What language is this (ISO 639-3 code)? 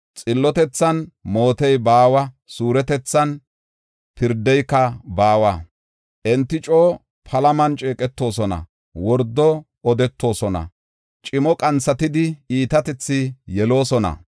gof